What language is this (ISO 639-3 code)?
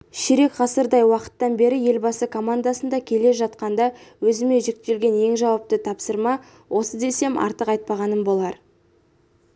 kaz